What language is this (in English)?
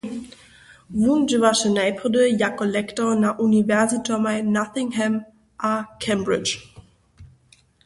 Upper Sorbian